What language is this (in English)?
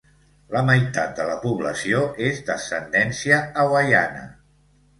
Catalan